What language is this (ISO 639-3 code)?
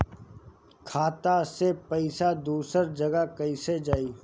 bho